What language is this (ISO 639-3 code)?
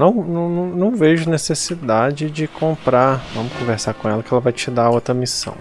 por